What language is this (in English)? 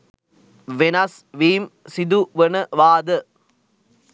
Sinhala